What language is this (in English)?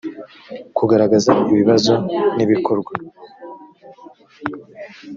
Kinyarwanda